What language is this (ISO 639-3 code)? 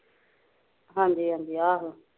pan